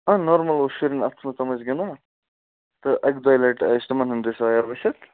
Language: Kashmiri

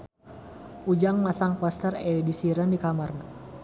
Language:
Sundanese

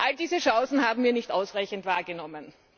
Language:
German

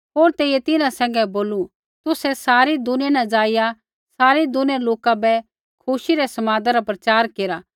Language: Kullu Pahari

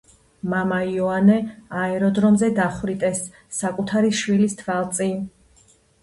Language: Georgian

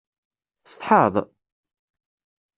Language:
Kabyle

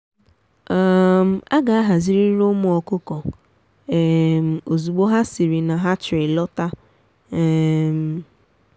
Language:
Igbo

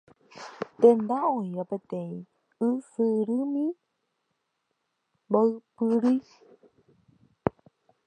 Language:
Guarani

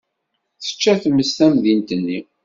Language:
Kabyle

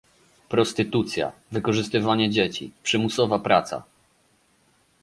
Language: Polish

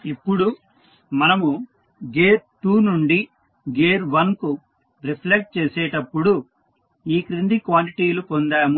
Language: Telugu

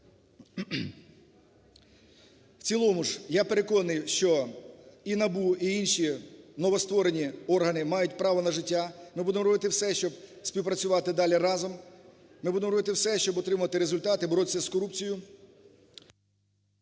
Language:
Ukrainian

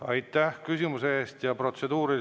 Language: Estonian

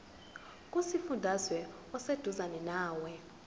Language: Zulu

